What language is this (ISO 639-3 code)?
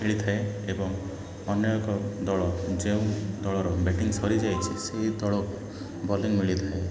ori